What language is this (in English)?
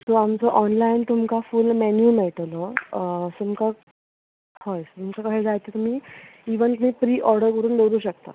Konkani